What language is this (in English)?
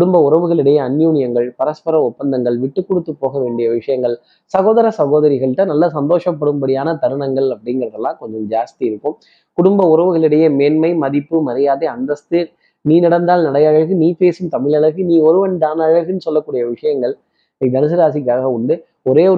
Tamil